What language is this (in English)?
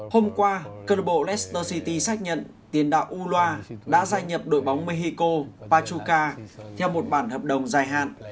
Vietnamese